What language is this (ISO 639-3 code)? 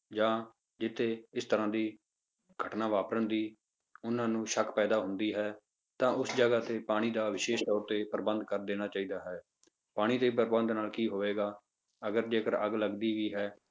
pan